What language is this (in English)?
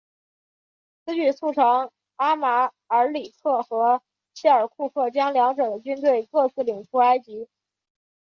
Chinese